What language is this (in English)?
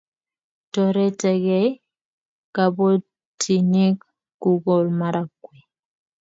Kalenjin